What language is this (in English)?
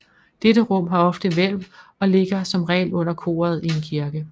Danish